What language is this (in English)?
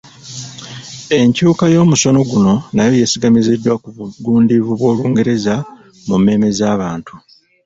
Ganda